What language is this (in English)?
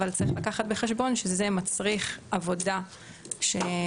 Hebrew